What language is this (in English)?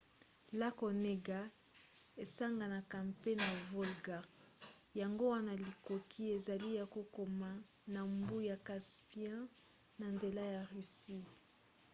Lingala